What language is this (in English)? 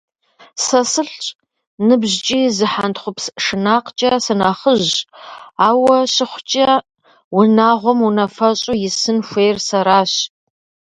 Kabardian